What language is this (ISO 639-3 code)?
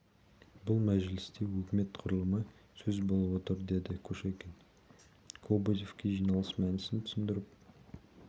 kaz